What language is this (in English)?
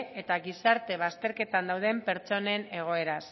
Basque